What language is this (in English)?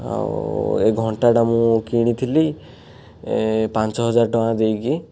Odia